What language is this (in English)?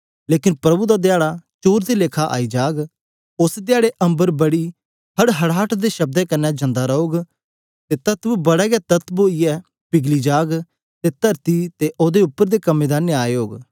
Dogri